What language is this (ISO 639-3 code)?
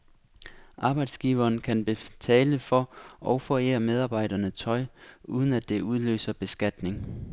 dan